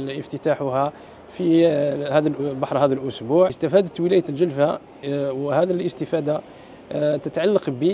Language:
Arabic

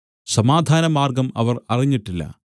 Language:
Malayalam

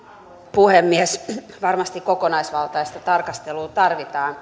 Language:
Finnish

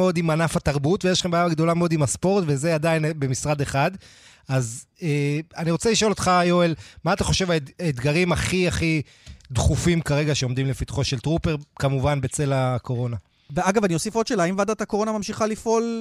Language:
Hebrew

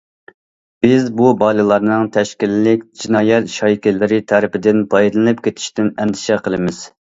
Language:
Uyghur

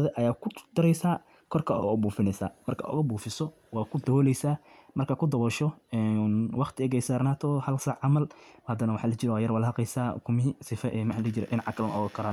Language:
Somali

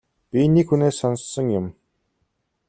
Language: Mongolian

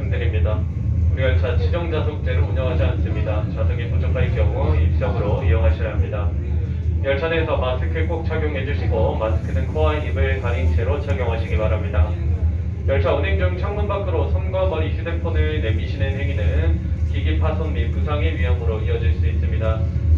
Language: Korean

